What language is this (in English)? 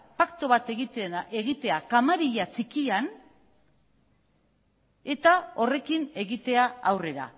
Basque